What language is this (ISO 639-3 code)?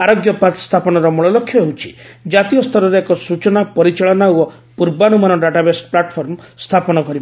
ori